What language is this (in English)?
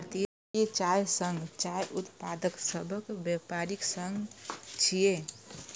Maithili